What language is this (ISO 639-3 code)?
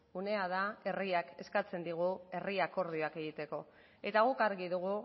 eus